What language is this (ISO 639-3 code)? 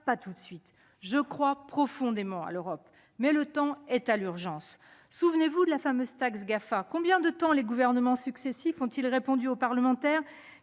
fra